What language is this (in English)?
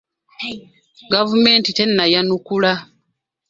Ganda